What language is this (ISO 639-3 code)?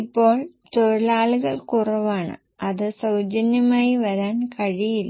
mal